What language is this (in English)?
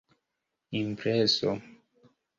Esperanto